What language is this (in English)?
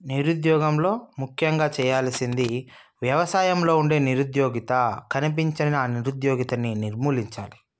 Telugu